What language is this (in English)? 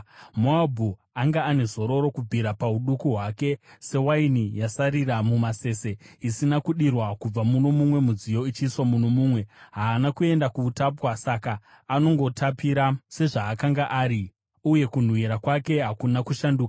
Shona